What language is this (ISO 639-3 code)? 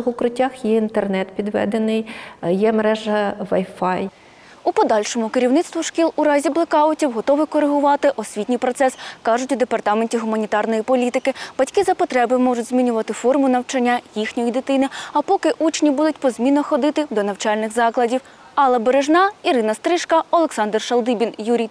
ukr